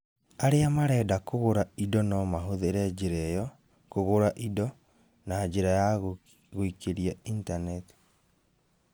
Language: Kikuyu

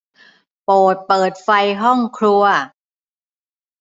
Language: Thai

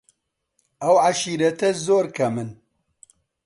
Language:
Central Kurdish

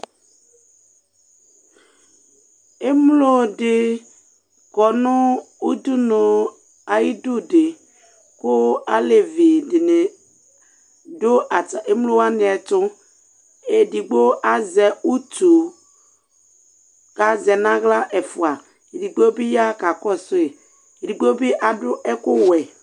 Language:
Ikposo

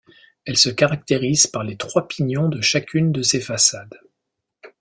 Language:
French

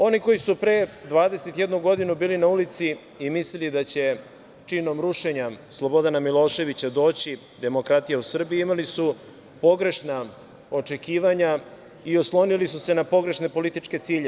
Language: Serbian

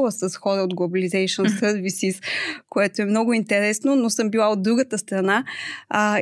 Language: Bulgarian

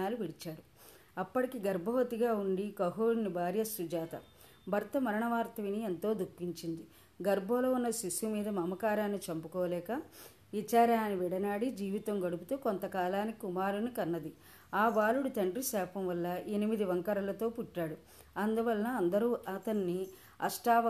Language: Telugu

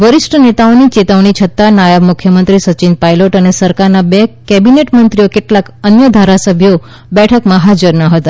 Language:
Gujarati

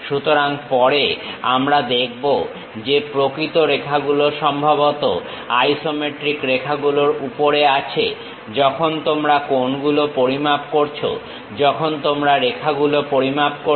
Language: Bangla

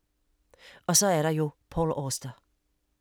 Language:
Danish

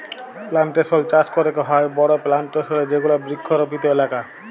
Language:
Bangla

